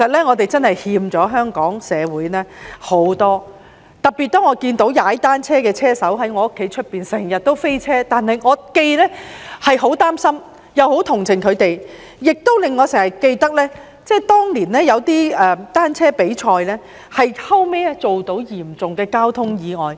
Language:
Cantonese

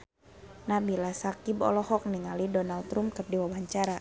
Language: Sundanese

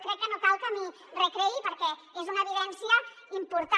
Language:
Catalan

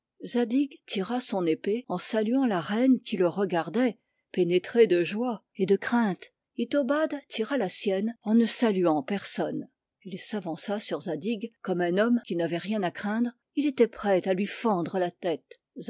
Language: French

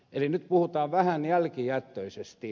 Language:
Finnish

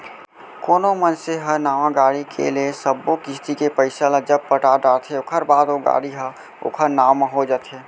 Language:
Chhattisgarhi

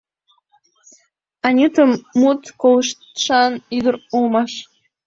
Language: Mari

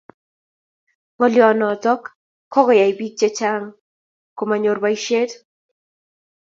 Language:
Kalenjin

